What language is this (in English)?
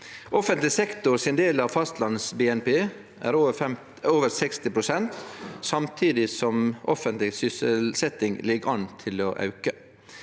Norwegian